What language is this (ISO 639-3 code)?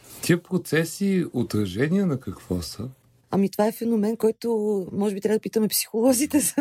bul